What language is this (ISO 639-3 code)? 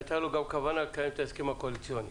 heb